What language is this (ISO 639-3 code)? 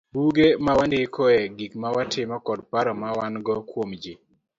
luo